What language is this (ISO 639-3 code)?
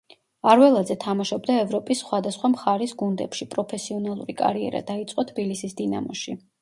kat